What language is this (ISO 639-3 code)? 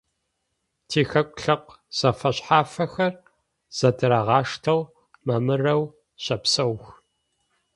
ady